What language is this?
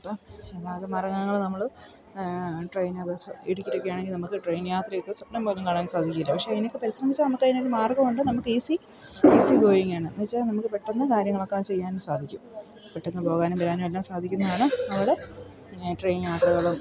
Malayalam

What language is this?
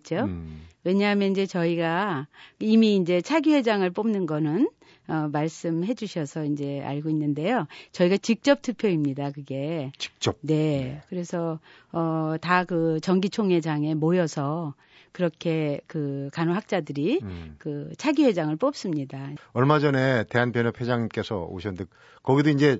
Korean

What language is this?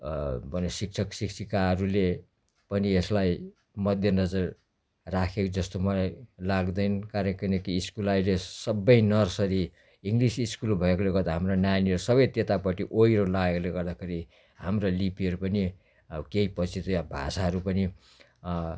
Nepali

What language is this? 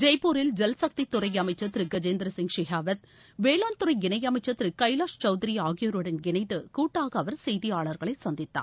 Tamil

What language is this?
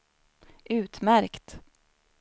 Swedish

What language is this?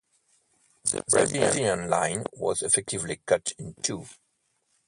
English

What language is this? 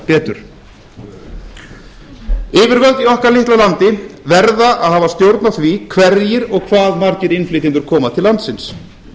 Icelandic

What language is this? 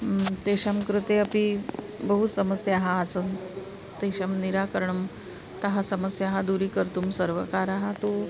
Sanskrit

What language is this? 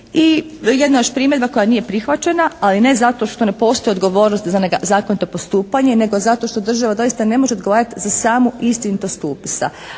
Croatian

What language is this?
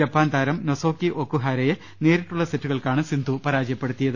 Malayalam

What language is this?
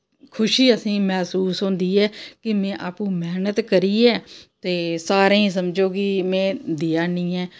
Dogri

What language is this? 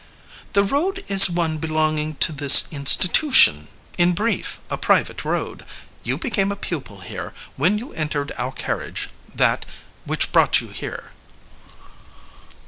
English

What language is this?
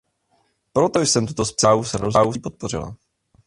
Czech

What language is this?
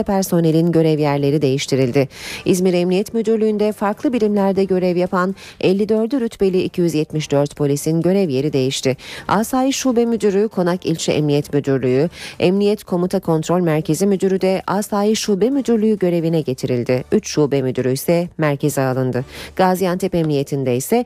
Turkish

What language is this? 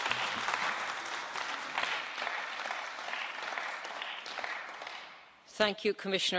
English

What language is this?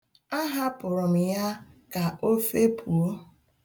Igbo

